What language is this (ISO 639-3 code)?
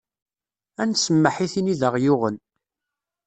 kab